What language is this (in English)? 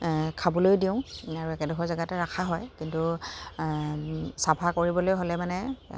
Assamese